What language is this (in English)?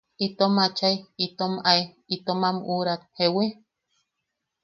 Yaqui